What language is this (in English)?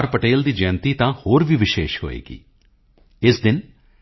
Punjabi